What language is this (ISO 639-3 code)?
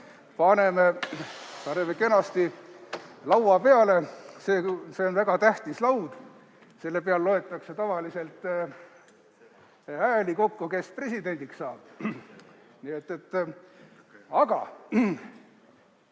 est